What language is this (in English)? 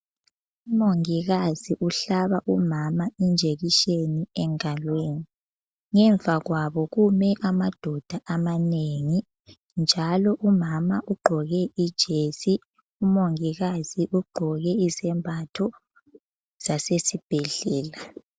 North Ndebele